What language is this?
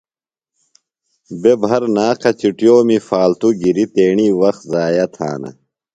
Phalura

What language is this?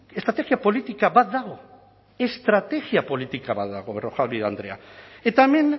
Basque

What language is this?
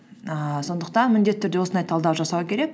Kazakh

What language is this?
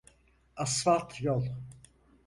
Turkish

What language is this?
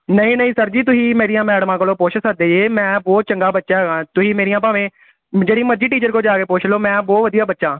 Punjabi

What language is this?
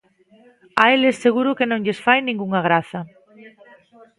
Galician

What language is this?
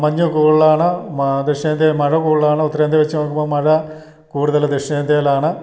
Malayalam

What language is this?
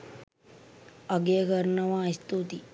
Sinhala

